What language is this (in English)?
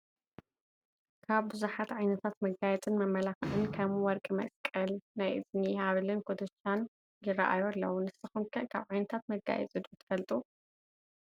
Tigrinya